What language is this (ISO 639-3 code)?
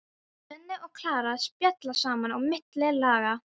isl